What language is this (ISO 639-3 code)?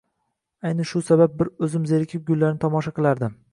uzb